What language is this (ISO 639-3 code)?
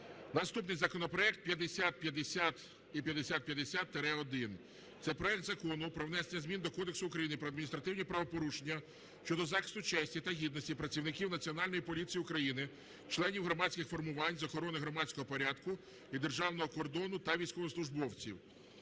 ukr